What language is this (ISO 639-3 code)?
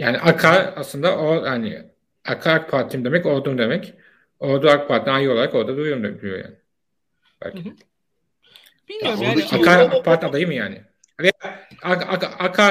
tur